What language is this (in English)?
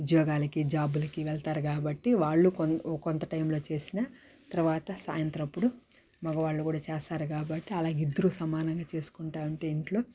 Telugu